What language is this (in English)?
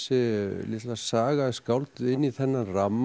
Icelandic